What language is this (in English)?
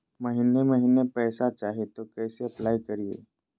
Magahi